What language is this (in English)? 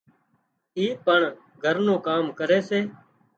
Wadiyara Koli